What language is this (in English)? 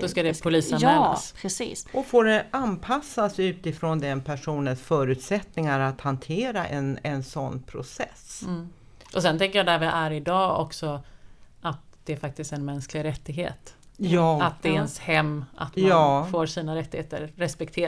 Swedish